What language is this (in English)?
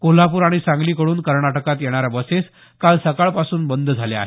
Marathi